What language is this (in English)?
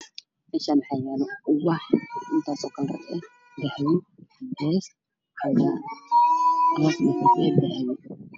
Somali